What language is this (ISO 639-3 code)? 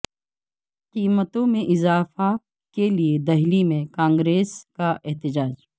urd